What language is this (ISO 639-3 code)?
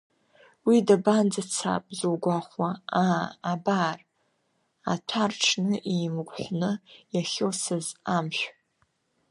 abk